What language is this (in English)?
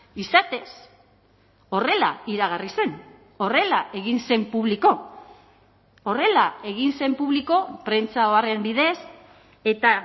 Basque